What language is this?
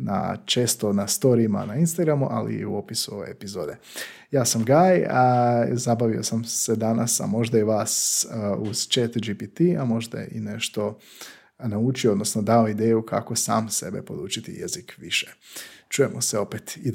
Croatian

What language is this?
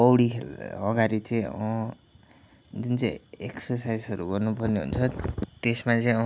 Nepali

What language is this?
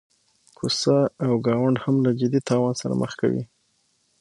Pashto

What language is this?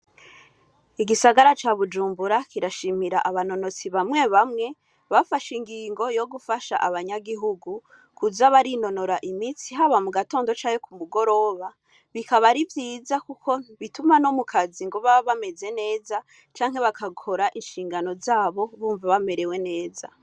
Rundi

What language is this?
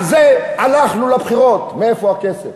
Hebrew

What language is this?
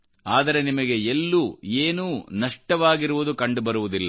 Kannada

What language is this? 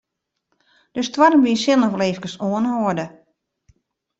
Western Frisian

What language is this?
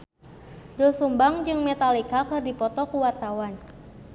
Sundanese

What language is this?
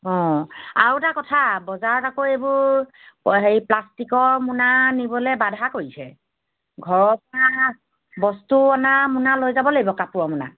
Assamese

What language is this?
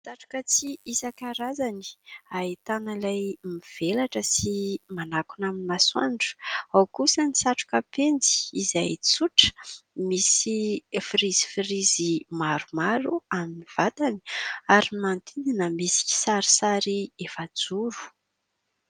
Malagasy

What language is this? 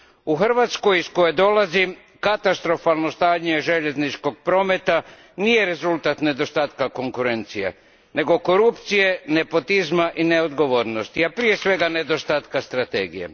Croatian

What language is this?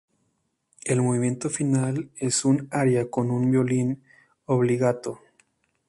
Spanish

